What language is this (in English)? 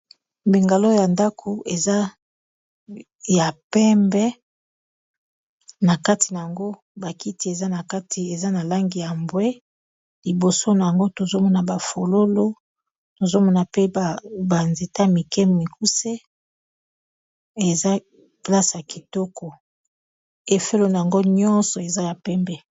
Lingala